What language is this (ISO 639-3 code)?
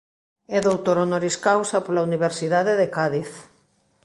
glg